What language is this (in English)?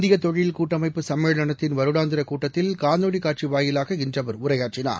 Tamil